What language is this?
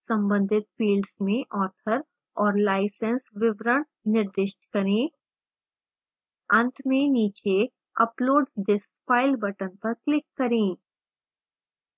Hindi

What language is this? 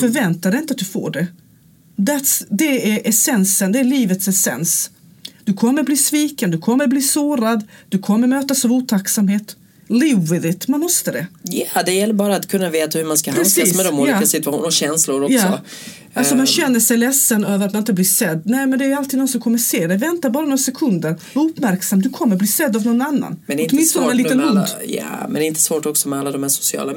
Swedish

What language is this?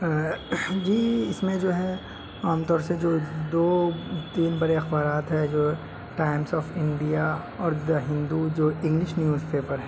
Urdu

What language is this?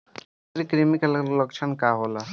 Bhojpuri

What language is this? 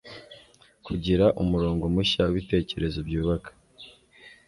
Kinyarwanda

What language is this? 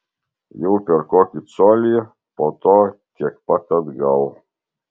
Lithuanian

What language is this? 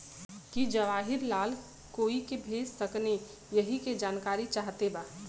Bhojpuri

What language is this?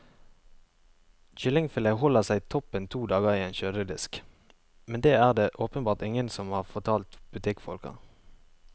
Norwegian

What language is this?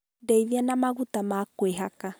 Kikuyu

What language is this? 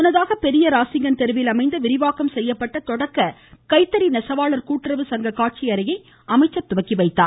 Tamil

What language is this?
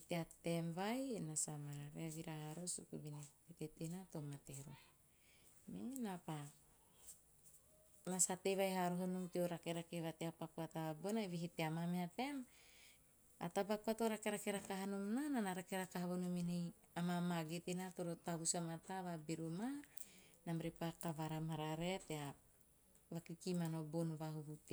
Teop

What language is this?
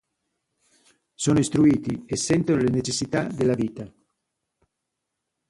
Italian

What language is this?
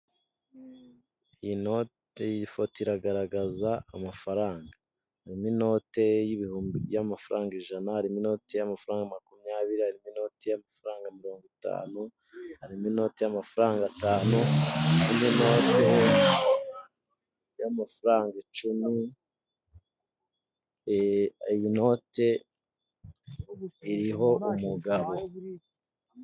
Kinyarwanda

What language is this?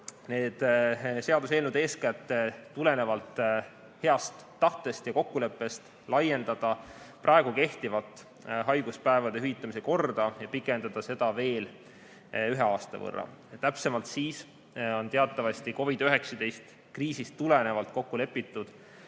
Estonian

